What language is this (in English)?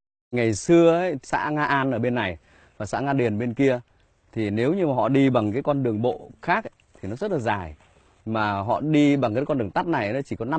Vietnamese